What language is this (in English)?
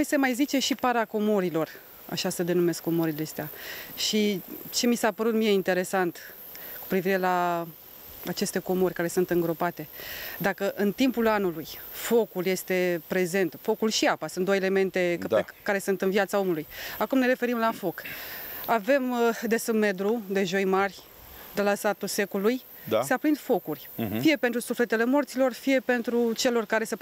Romanian